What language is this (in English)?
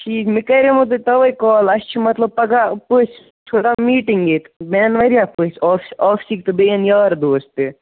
Kashmiri